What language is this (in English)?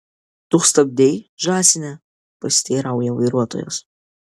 Lithuanian